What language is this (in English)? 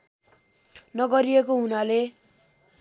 Nepali